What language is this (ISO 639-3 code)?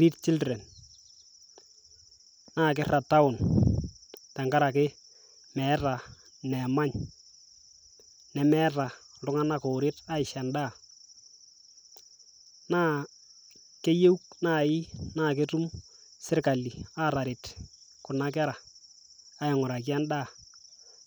mas